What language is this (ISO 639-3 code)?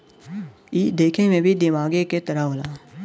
bho